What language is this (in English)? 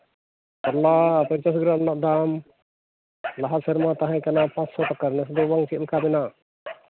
Santali